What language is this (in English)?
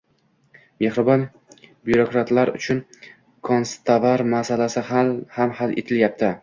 Uzbek